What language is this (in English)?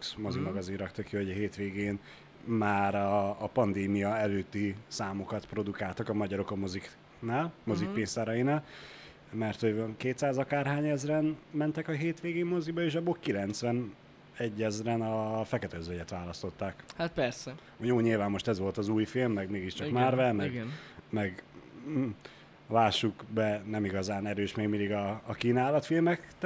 Hungarian